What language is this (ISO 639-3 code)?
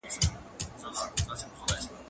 pus